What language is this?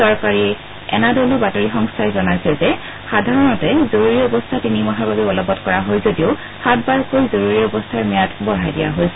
Assamese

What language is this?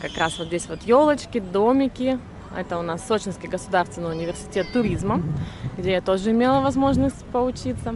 Russian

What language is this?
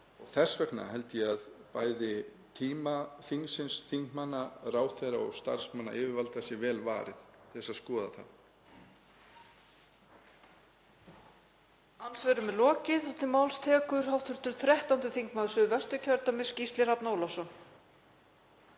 Icelandic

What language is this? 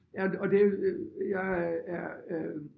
Danish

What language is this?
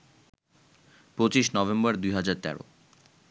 Bangla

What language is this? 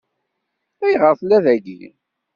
Kabyle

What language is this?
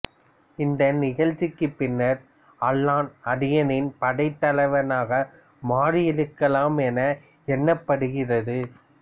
Tamil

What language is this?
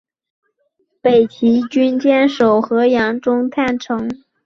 Chinese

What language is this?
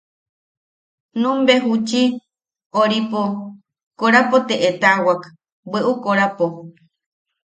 Yaqui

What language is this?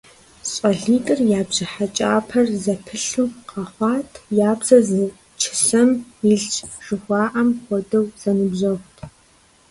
Kabardian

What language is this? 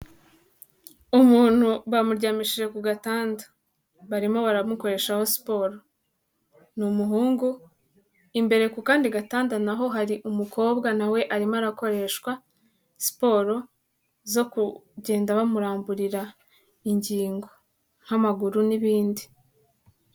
Kinyarwanda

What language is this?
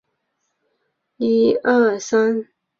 Chinese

